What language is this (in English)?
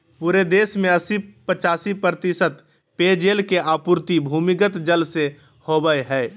Magahi